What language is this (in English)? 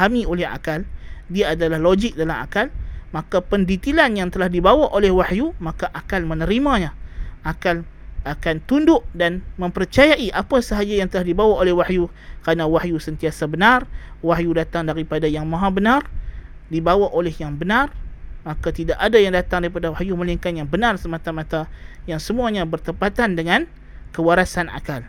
Malay